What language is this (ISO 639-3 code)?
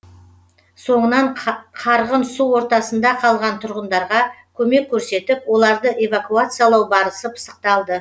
kaz